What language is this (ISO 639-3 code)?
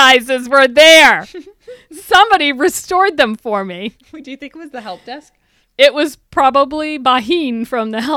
eng